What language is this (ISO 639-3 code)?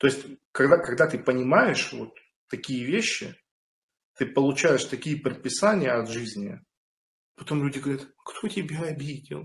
rus